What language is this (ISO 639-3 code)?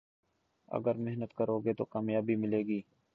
urd